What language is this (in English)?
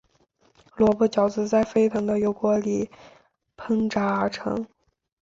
Chinese